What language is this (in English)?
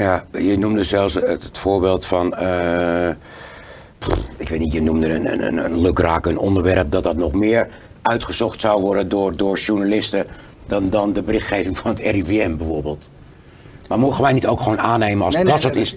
Dutch